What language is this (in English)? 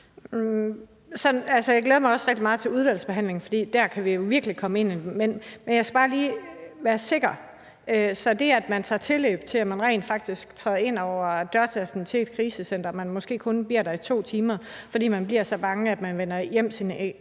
Danish